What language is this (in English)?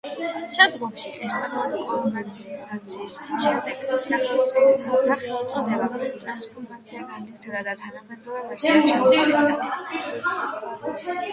Georgian